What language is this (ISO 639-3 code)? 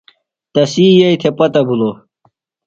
phl